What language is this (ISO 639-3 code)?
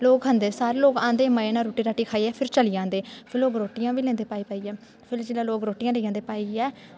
doi